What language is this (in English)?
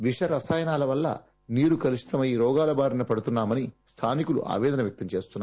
Telugu